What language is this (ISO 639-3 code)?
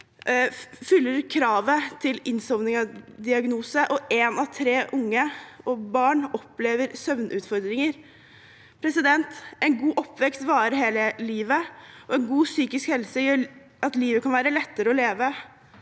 nor